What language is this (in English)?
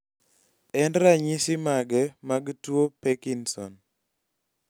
Luo (Kenya and Tanzania)